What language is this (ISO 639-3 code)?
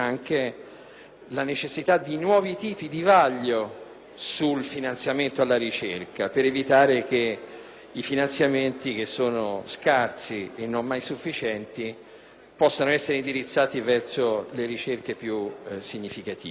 ita